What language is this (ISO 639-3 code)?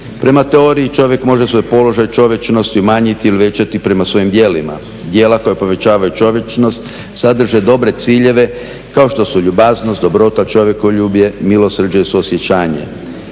hrv